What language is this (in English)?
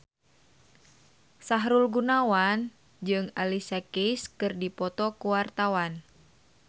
Sundanese